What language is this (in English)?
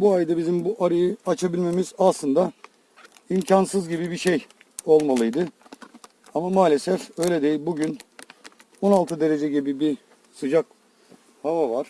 Turkish